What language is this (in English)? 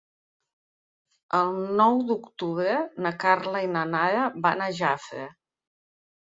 Catalan